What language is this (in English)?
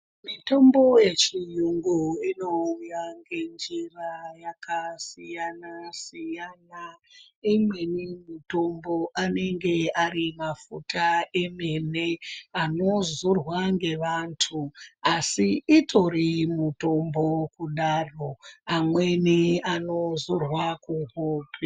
Ndau